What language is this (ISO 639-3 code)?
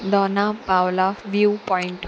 kok